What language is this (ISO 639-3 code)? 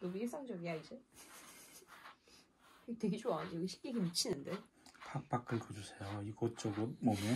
kor